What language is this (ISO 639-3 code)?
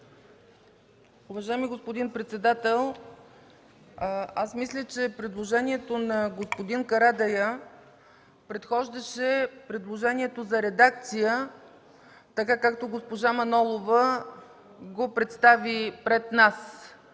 bul